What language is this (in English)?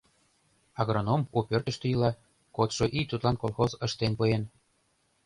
Mari